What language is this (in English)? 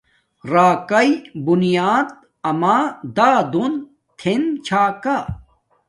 Domaaki